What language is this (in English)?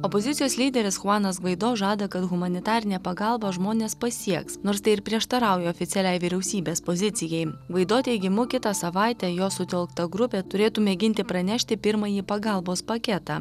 Lithuanian